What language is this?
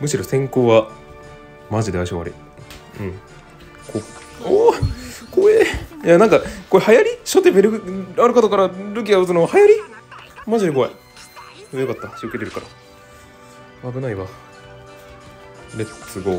Japanese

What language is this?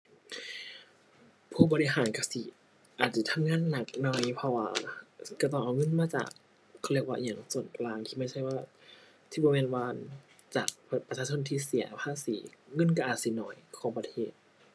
Thai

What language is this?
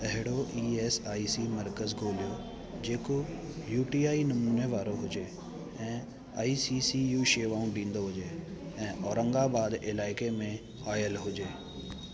Sindhi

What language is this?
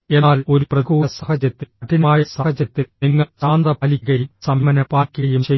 Malayalam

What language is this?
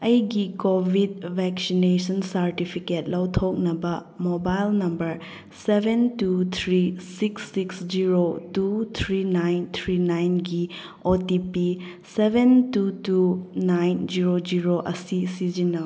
Manipuri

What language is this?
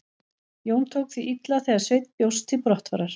Icelandic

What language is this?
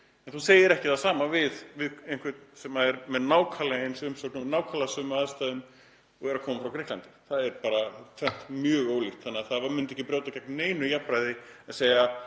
Icelandic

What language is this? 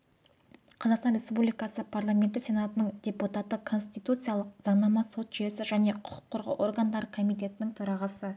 Kazakh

